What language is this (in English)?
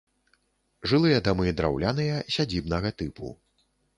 Belarusian